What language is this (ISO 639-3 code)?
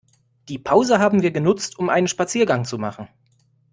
deu